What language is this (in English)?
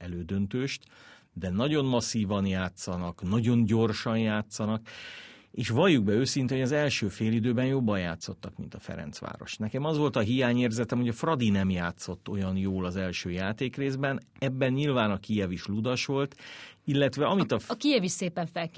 Hungarian